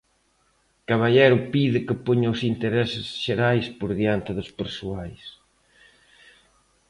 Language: Galician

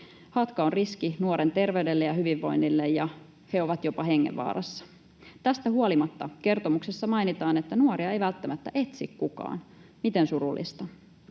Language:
Finnish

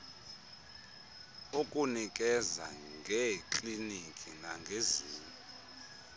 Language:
Xhosa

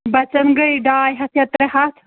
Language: Kashmiri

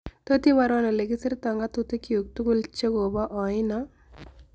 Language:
Kalenjin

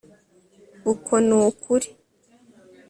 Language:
Kinyarwanda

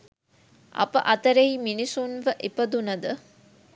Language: Sinhala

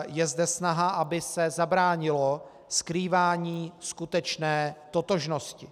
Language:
Czech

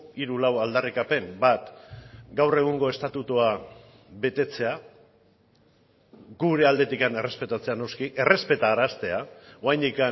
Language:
Basque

